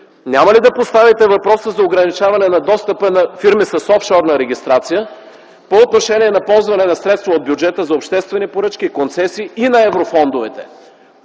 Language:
Bulgarian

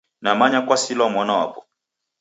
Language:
Taita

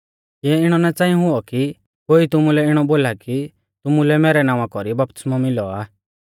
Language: Mahasu Pahari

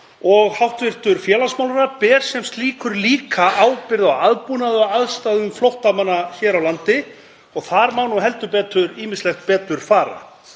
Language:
Icelandic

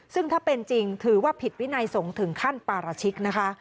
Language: Thai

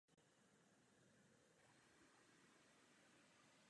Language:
Czech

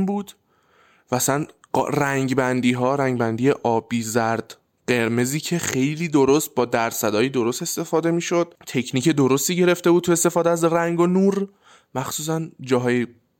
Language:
Persian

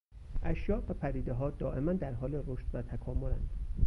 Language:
Persian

